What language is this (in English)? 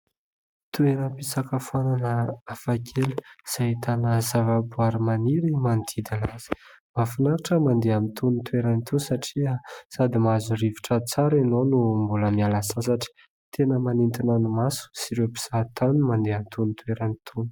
Malagasy